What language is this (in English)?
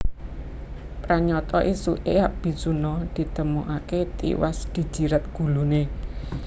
Javanese